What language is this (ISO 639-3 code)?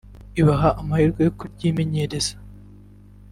kin